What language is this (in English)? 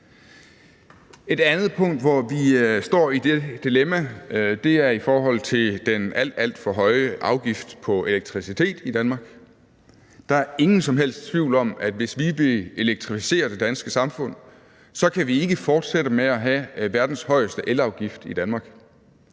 Danish